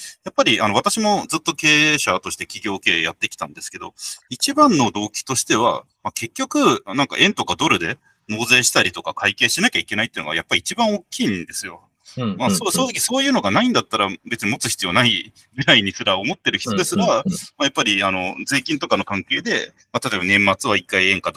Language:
Japanese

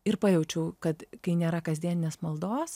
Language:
Lithuanian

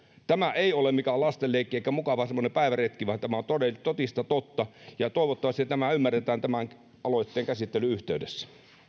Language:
Finnish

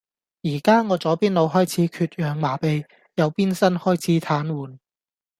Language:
Cantonese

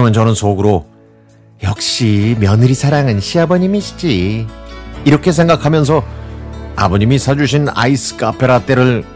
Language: Korean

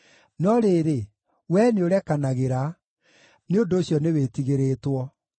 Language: Kikuyu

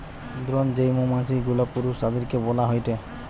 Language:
Bangla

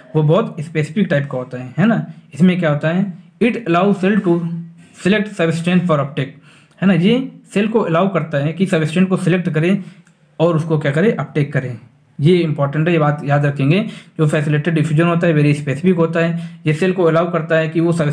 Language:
Hindi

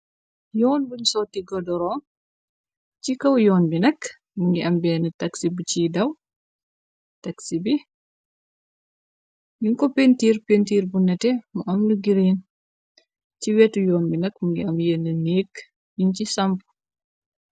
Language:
Wolof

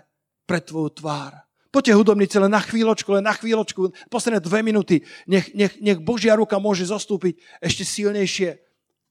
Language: Slovak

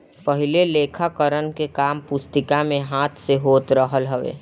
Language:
Bhojpuri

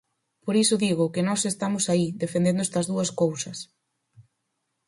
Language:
Galician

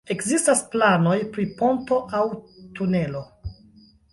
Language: Esperanto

